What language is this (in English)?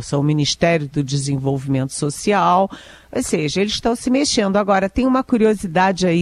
Portuguese